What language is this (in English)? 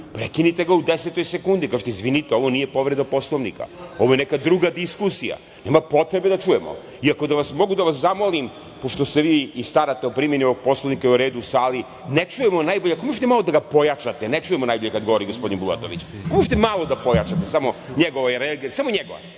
Serbian